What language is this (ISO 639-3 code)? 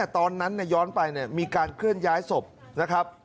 tha